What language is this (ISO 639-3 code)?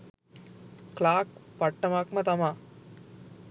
sin